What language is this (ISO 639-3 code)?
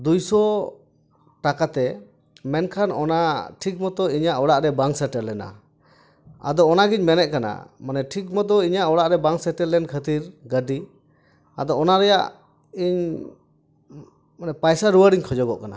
sat